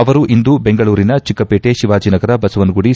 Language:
Kannada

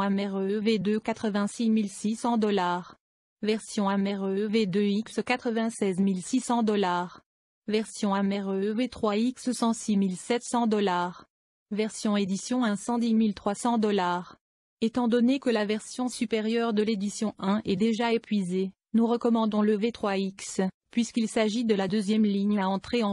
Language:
French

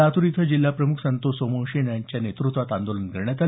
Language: Marathi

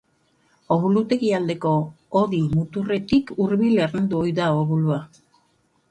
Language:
Basque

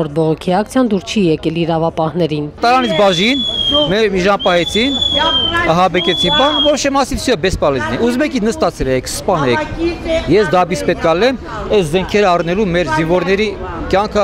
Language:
Romanian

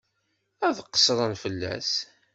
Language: Kabyle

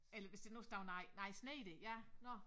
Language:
Danish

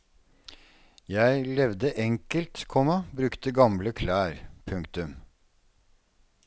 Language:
Norwegian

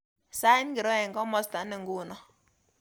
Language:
Kalenjin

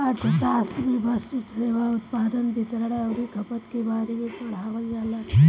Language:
Bhojpuri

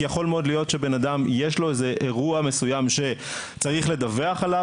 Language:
Hebrew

